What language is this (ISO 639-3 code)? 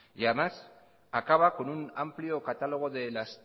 spa